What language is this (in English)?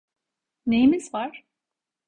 Turkish